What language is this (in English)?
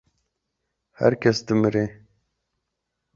Kurdish